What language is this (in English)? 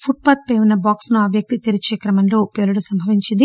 Telugu